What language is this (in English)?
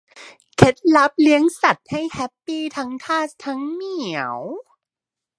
Thai